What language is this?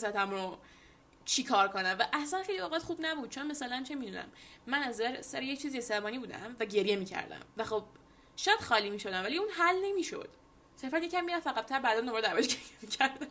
Persian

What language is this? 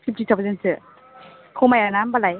Bodo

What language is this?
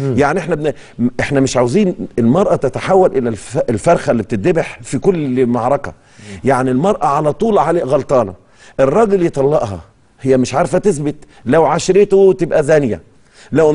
Arabic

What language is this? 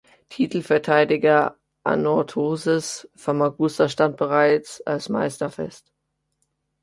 German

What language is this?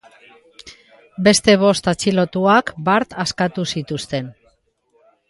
Basque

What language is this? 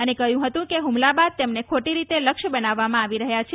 Gujarati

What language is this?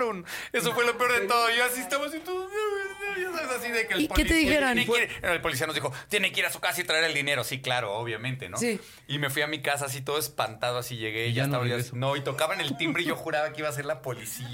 Spanish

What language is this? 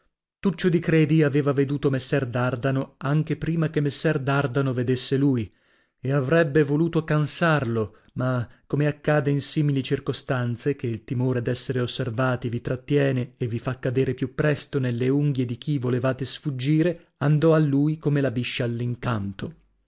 Italian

